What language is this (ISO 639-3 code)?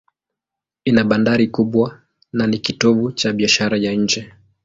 swa